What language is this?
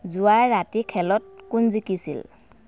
Assamese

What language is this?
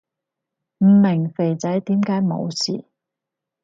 Cantonese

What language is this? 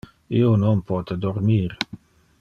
Interlingua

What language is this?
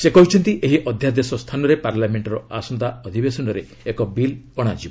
Odia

